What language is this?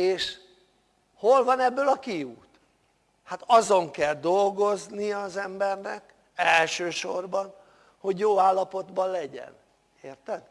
Hungarian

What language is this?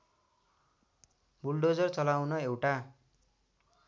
Nepali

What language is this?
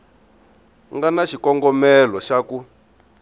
Tsonga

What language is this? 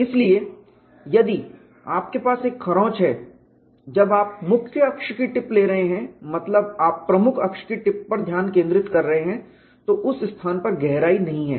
Hindi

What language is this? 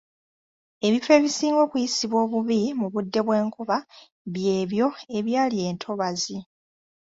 Ganda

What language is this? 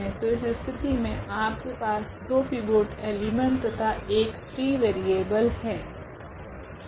Hindi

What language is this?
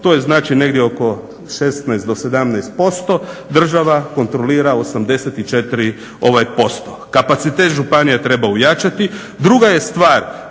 Croatian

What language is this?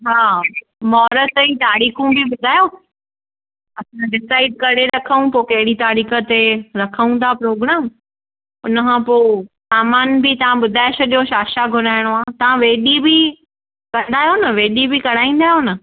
Sindhi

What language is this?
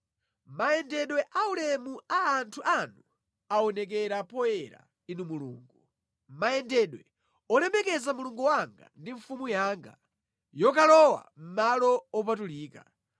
Nyanja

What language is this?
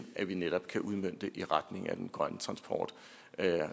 Danish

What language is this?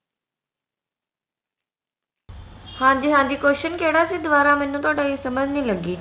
Punjabi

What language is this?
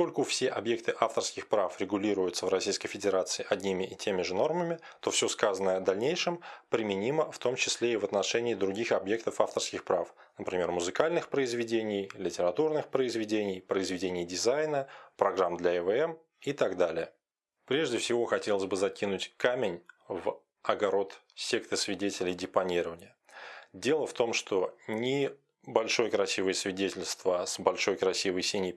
Russian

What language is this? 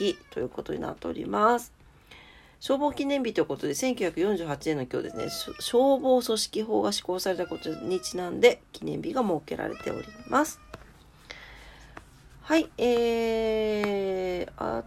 Japanese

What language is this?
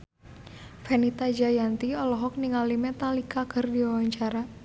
Sundanese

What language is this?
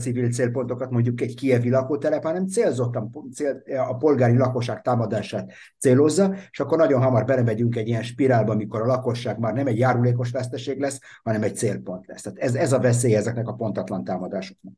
Hungarian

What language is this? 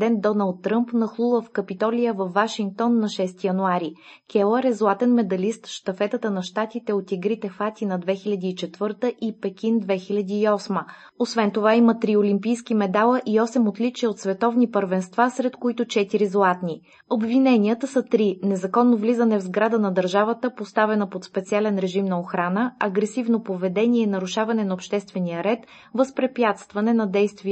Bulgarian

